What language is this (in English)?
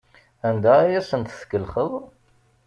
Kabyle